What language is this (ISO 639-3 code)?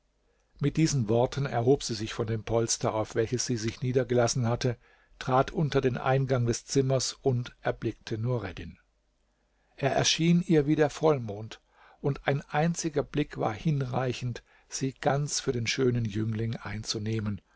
deu